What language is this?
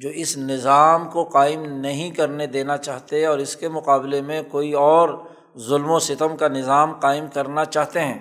Urdu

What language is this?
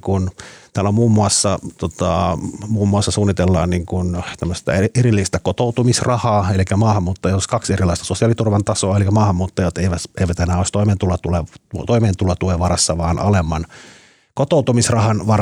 Finnish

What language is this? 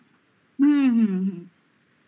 Bangla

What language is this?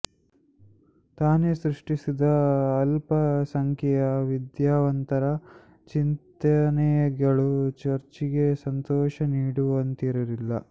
Kannada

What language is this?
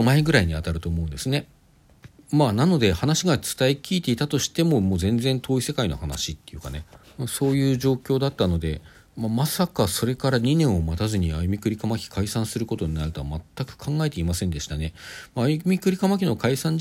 Japanese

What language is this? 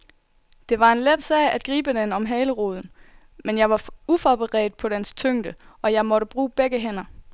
Danish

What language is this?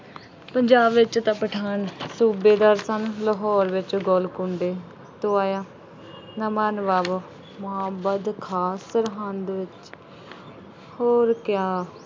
Punjabi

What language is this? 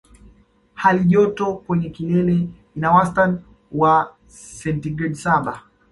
Swahili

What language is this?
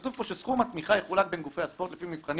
Hebrew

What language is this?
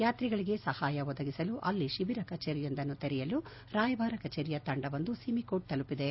Kannada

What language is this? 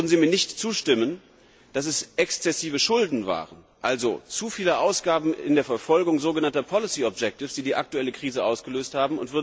German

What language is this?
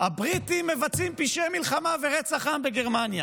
Hebrew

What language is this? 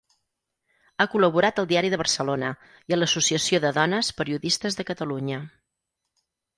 Catalan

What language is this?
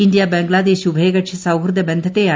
Malayalam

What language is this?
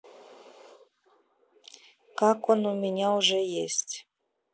Russian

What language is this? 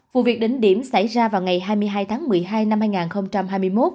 Vietnamese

